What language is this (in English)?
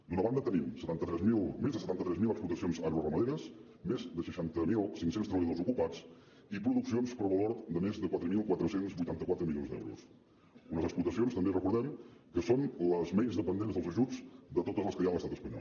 Catalan